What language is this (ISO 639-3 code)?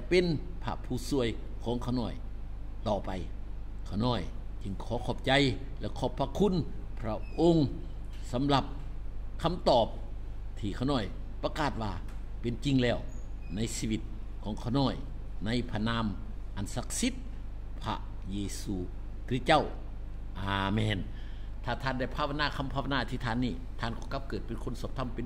tha